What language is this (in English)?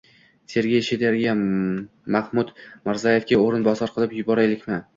Uzbek